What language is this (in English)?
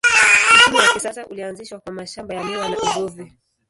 Swahili